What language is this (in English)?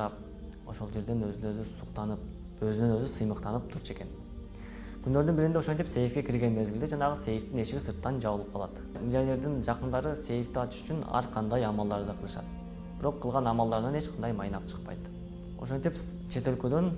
Turkish